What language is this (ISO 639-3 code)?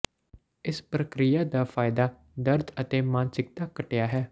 pan